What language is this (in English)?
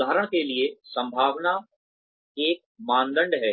Hindi